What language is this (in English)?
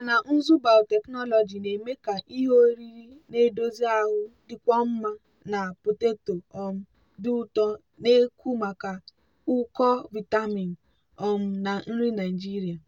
Igbo